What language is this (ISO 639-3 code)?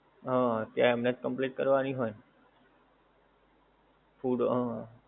guj